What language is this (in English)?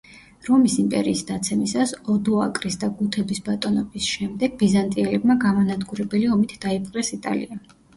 Georgian